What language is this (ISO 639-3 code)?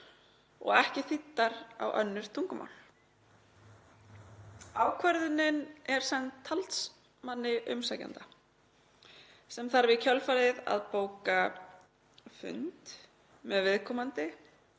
isl